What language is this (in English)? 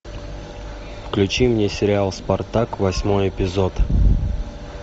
Russian